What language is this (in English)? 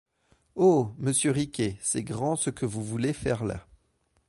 French